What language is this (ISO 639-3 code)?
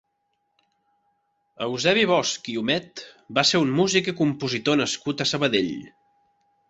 cat